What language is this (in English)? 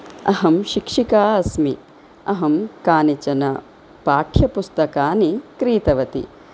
Sanskrit